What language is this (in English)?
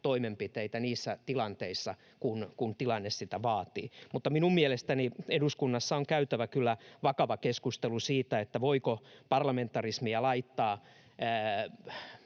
Finnish